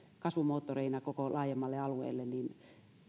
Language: Finnish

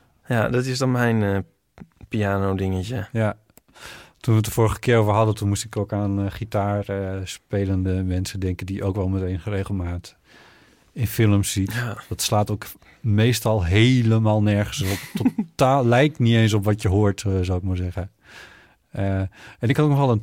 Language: Dutch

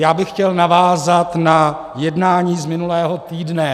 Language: Czech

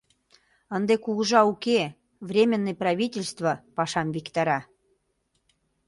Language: Mari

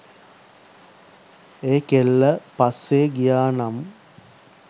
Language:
Sinhala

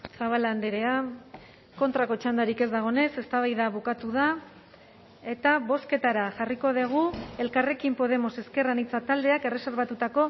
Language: Basque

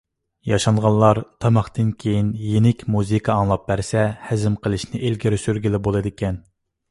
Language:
Uyghur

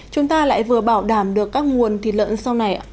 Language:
Vietnamese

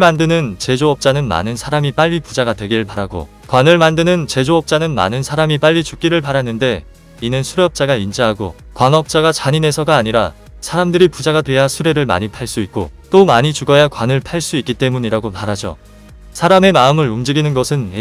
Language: Korean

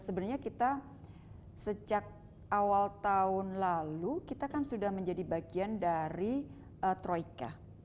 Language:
Indonesian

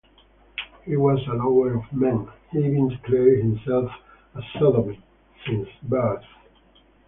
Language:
English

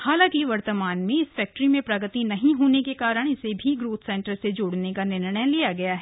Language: Hindi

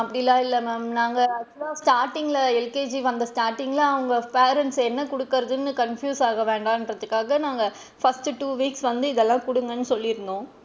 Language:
Tamil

